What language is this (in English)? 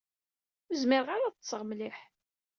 Kabyle